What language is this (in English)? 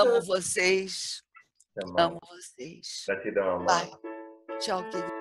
Portuguese